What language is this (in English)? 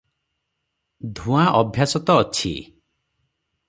Odia